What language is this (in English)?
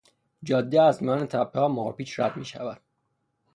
Persian